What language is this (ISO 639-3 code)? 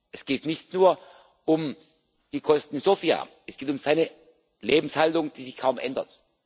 deu